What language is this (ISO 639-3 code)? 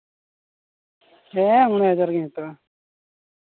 sat